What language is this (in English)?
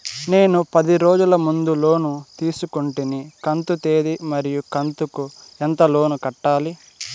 Telugu